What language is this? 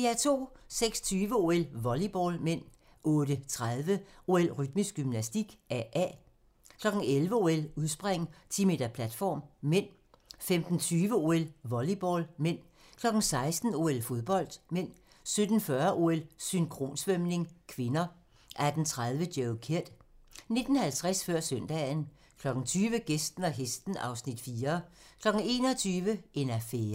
Danish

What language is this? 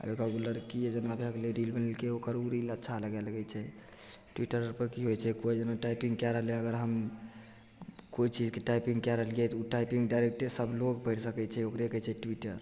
Maithili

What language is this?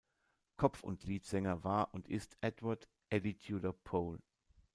German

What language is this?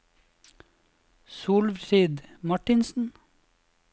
Norwegian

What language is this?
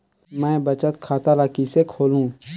Chhattisgarhi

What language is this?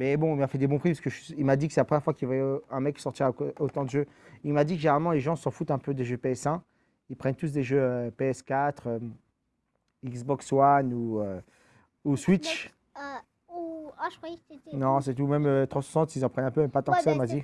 French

